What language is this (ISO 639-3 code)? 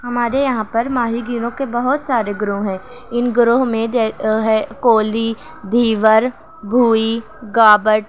urd